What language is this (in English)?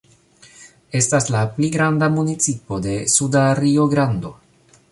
Esperanto